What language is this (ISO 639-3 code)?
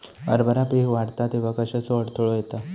mar